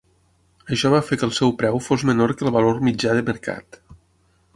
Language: Catalan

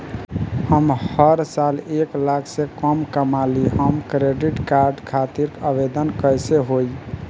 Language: Bhojpuri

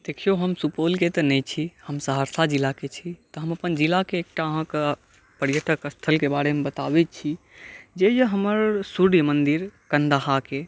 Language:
Maithili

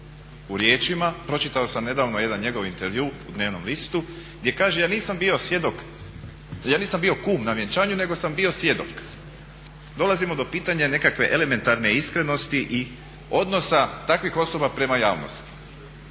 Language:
Croatian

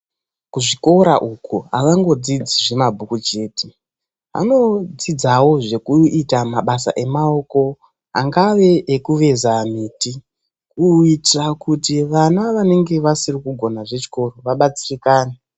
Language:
Ndau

